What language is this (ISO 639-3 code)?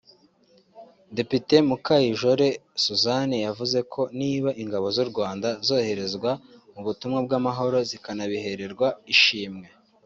kin